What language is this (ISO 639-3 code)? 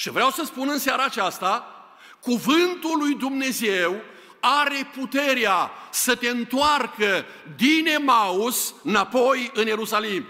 ron